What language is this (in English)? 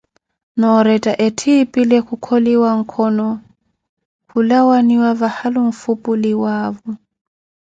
Koti